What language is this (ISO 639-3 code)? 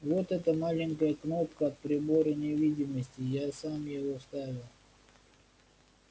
rus